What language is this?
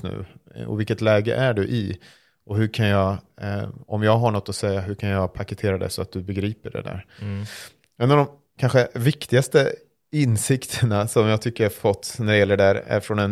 Swedish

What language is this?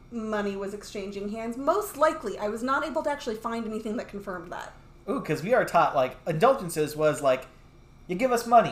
English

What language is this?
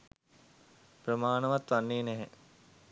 Sinhala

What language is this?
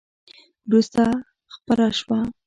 Pashto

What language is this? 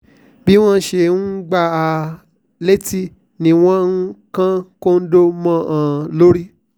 Yoruba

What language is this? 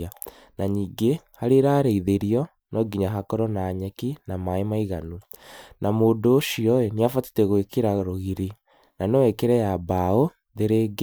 Kikuyu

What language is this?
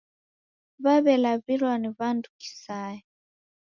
Taita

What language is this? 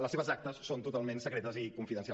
Catalan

